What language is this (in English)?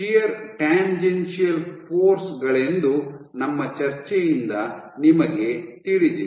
Kannada